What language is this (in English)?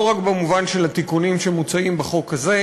Hebrew